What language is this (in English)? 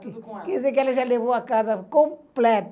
Portuguese